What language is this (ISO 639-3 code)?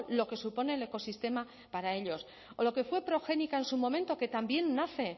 spa